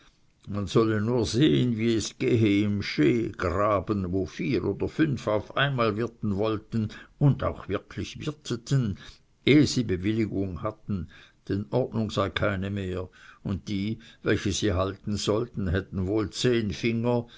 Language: German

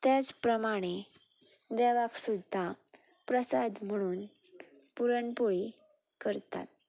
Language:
Konkani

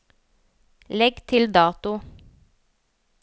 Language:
Norwegian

